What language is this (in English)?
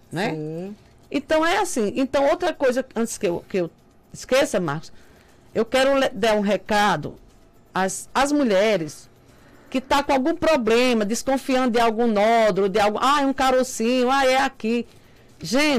Portuguese